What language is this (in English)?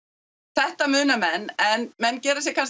Icelandic